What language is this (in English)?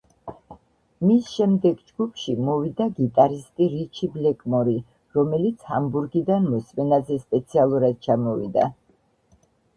Georgian